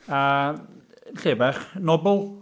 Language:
Welsh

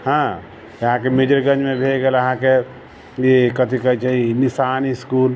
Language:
Maithili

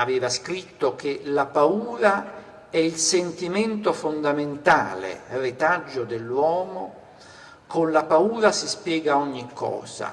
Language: Italian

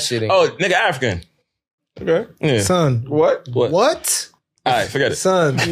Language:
English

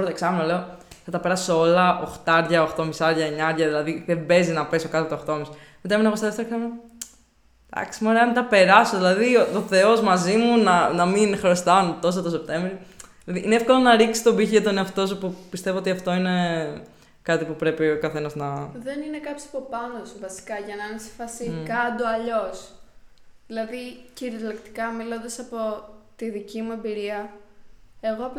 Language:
Greek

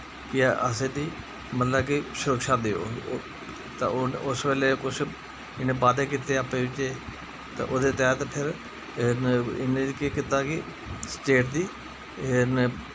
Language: Dogri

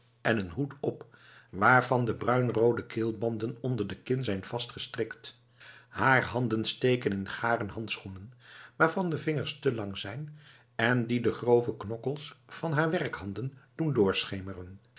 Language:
Dutch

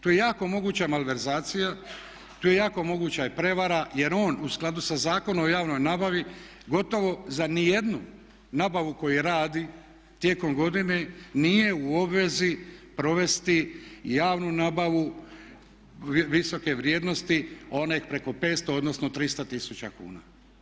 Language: Croatian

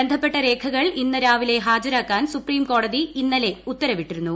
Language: Malayalam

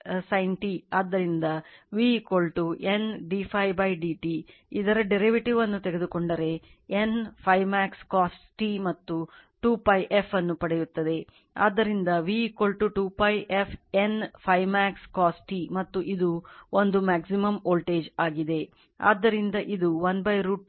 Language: Kannada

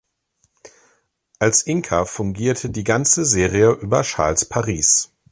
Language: German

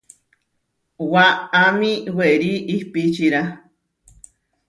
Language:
Huarijio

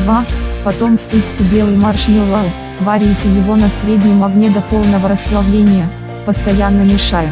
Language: Russian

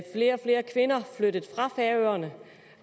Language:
Danish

